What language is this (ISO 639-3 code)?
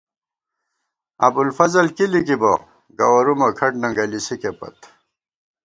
gwt